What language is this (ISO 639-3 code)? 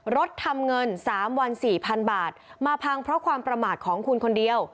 tha